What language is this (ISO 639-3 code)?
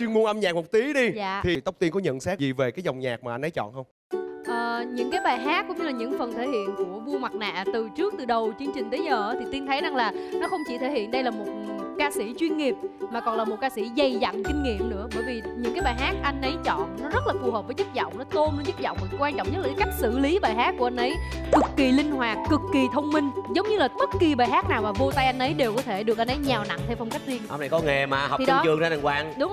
vie